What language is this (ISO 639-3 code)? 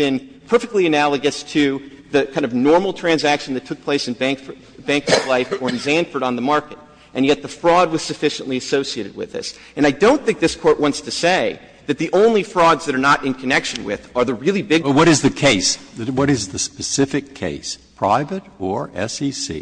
eng